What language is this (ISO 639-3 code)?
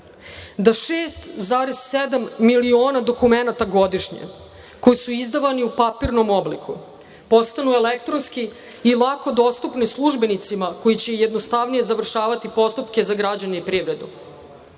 srp